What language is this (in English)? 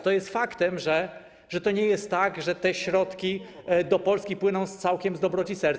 Polish